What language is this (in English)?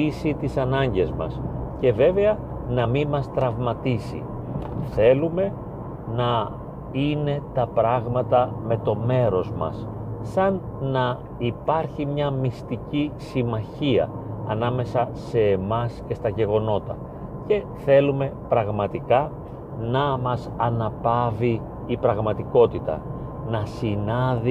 Greek